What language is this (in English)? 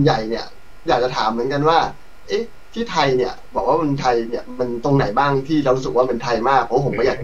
Thai